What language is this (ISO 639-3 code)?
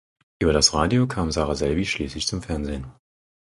deu